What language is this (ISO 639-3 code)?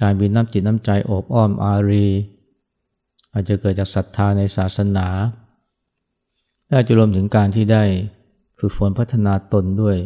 tha